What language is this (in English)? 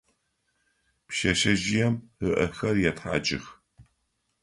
Adyghe